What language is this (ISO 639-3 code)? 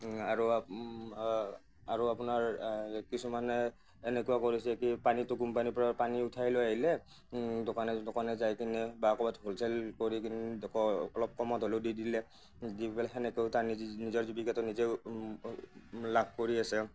asm